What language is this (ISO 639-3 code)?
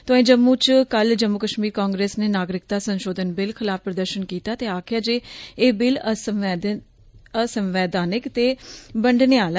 doi